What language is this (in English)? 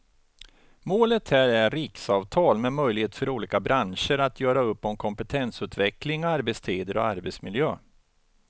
Swedish